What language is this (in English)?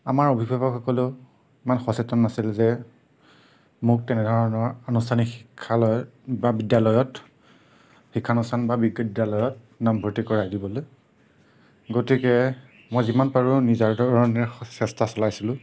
Assamese